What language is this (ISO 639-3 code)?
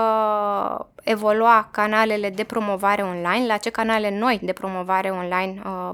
ron